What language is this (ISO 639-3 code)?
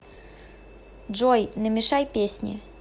rus